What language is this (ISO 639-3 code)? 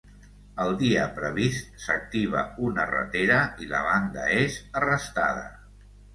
cat